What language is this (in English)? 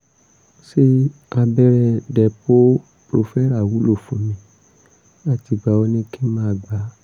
Yoruba